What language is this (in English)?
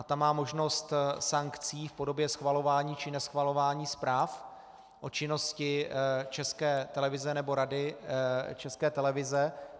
Czech